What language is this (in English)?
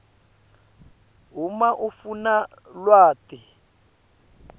Swati